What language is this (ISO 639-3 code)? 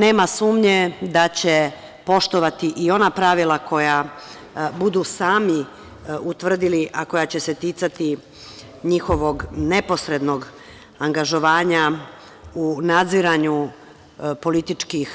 srp